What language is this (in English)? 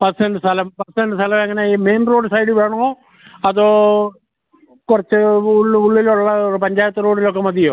Malayalam